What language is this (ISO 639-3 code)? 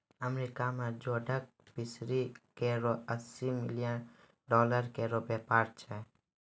mai